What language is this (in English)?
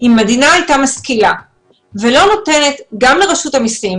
Hebrew